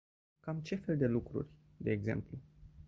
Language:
Romanian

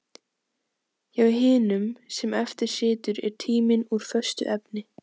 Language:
Icelandic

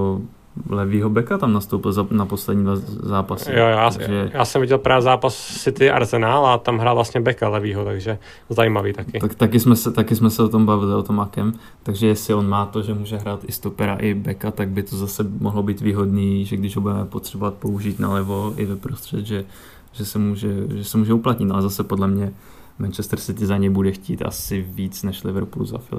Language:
Czech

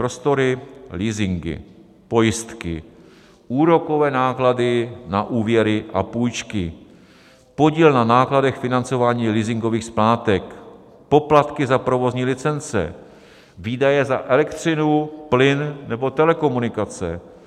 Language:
Czech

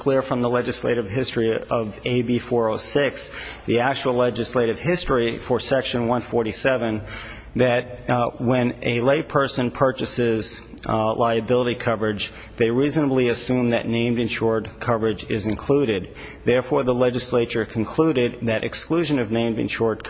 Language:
English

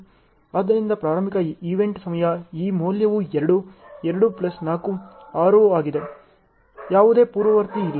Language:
Kannada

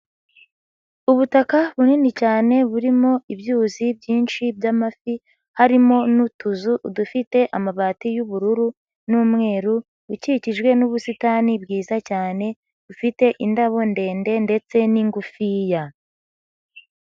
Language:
Kinyarwanda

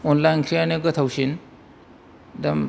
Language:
Bodo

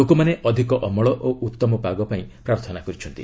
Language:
Odia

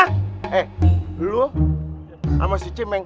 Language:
Indonesian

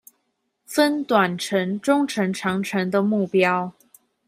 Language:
Chinese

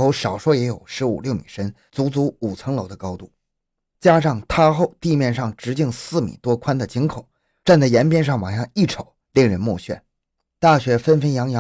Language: Chinese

